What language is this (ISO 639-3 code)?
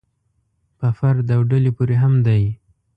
pus